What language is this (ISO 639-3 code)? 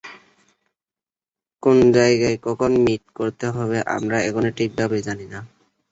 ben